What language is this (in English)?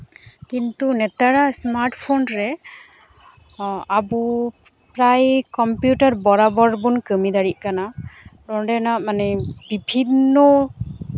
Santali